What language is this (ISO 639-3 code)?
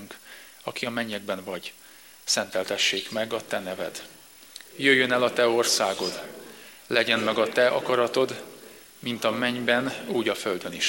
hun